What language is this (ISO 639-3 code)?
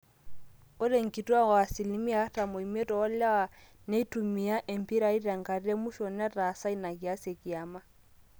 mas